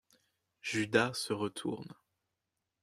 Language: French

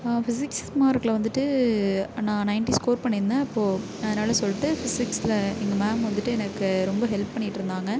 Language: Tamil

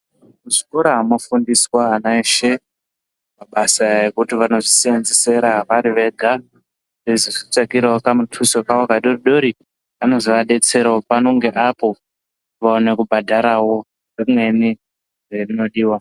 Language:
Ndau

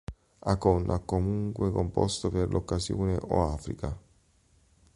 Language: Italian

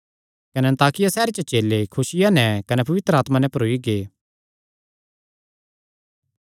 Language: Kangri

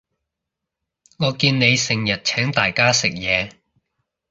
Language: Cantonese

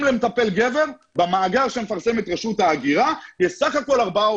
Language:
Hebrew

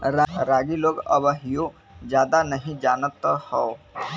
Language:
Bhojpuri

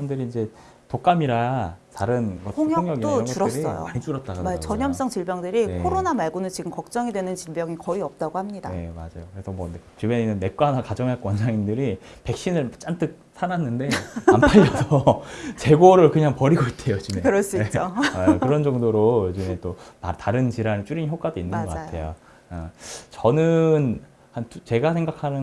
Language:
Korean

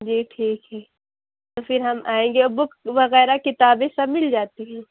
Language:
Urdu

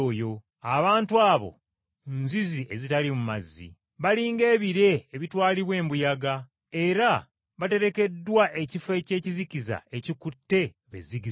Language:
Ganda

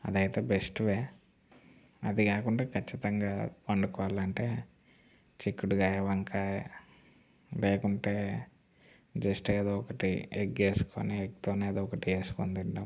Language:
Telugu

